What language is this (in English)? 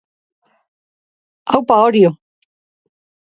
Basque